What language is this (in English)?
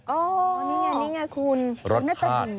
Thai